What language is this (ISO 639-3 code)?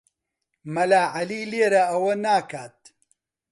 ckb